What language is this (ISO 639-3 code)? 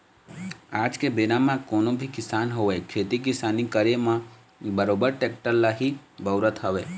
hne